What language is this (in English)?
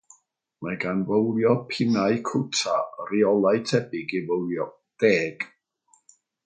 Welsh